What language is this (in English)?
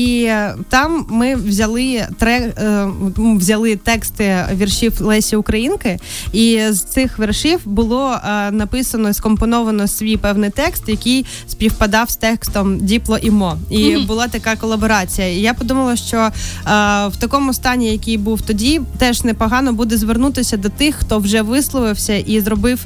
Ukrainian